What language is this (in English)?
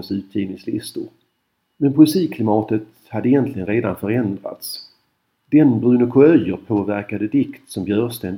Swedish